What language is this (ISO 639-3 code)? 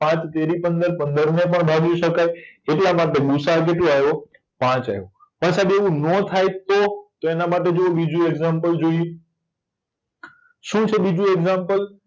guj